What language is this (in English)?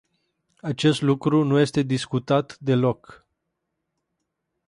Romanian